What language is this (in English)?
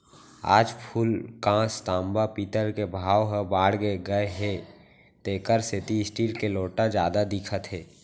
Chhattisgarhi